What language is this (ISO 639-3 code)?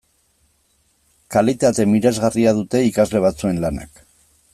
eus